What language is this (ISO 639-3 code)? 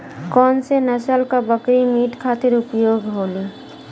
bho